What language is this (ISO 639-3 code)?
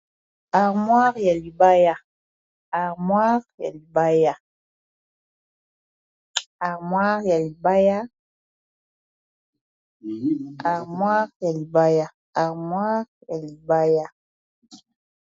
lin